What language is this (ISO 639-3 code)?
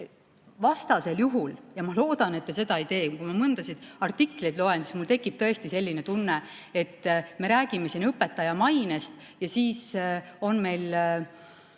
est